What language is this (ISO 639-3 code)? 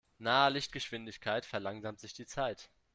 deu